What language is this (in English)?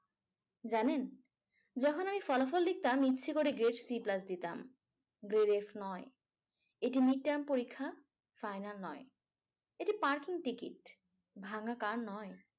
Bangla